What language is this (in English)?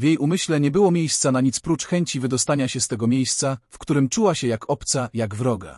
Polish